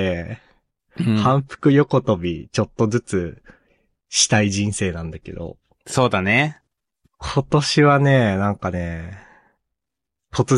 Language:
Japanese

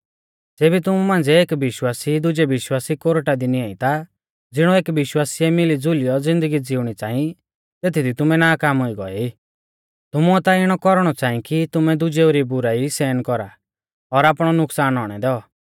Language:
Mahasu Pahari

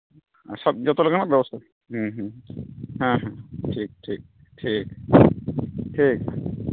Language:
Santali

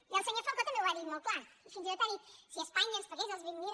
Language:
Catalan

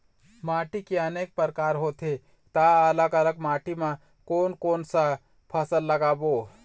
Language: Chhattisgarhi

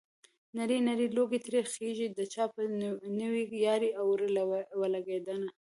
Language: Pashto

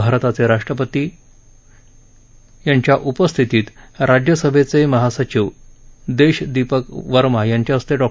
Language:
Marathi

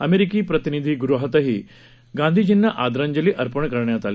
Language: Marathi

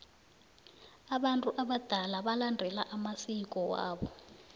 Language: South Ndebele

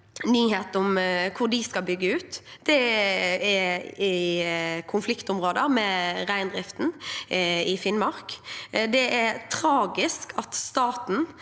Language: Norwegian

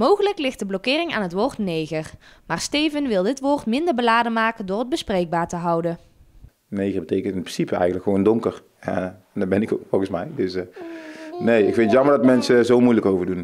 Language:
Dutch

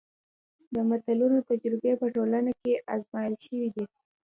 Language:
Pashto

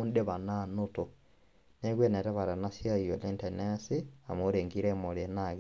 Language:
Masai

